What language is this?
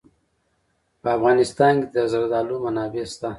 Pashto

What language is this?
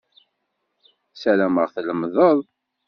Kabyle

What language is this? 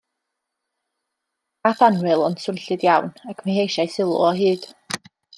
Welsh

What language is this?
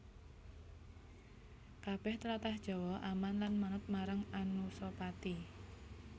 Javanese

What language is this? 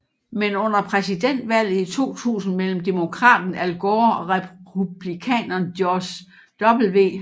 Danish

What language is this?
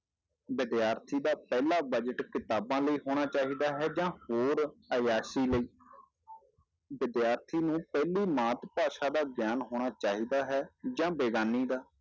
Punjabi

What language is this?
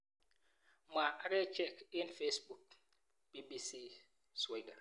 Kalenjin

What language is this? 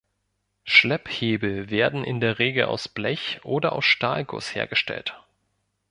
German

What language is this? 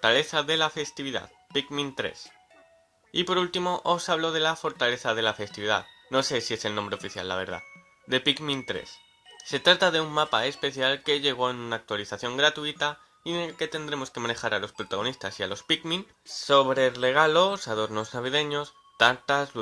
Spanish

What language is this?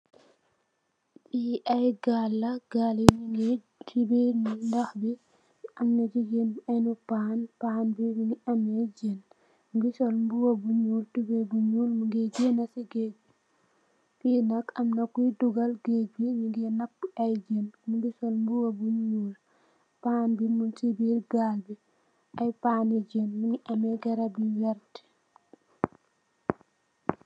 Wolof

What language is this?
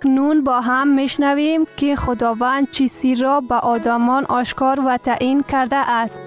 Persian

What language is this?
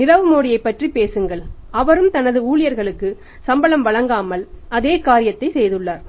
Tamil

